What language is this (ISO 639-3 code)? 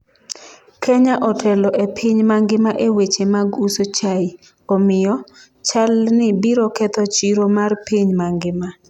luo